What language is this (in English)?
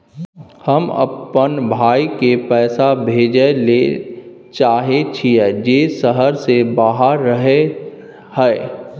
Maithili